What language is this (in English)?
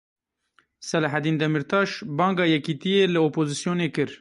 Kurdish